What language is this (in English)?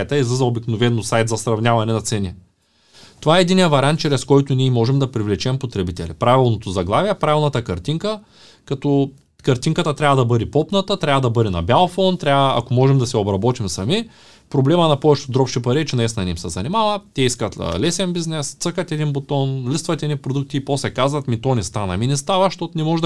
Bulgarian